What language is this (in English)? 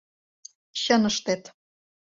Mari